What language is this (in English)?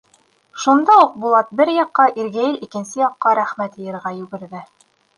Bashkir